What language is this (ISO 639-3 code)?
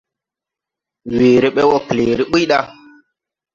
tui